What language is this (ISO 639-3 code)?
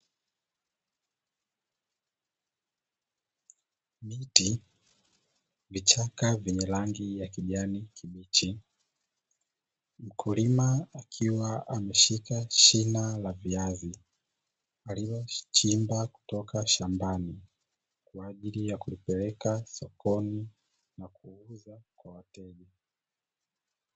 swa